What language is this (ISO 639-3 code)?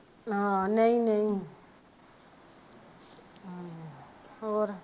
pan